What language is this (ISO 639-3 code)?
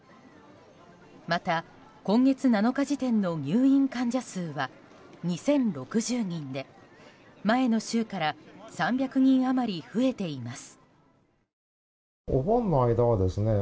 jpn